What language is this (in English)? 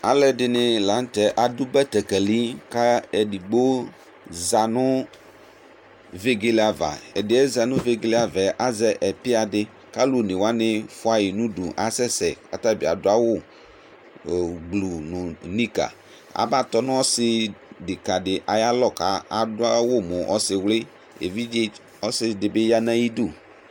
Ikposo